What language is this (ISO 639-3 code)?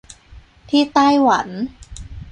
tha